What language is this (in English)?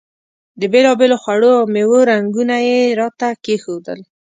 Pashto